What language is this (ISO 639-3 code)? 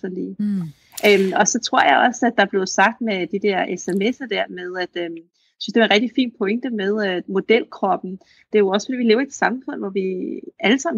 dan